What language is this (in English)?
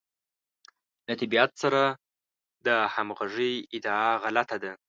Pashto